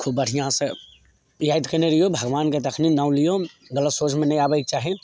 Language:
Maithili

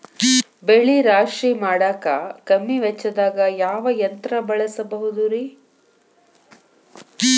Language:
Kannada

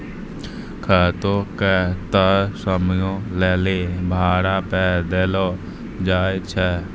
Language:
Maithili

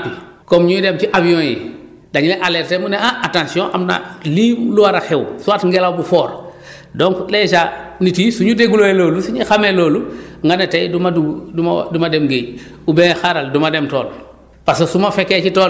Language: Wolof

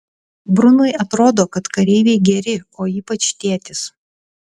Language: Lithuanian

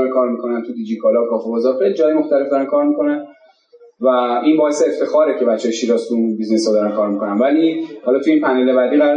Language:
Persian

